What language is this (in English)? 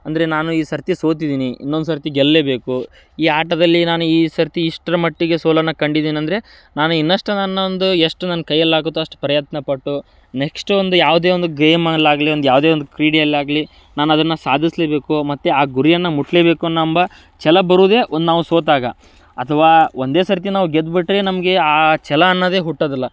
Kannada